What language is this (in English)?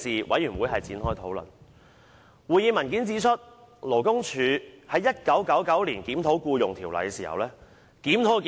Cantonese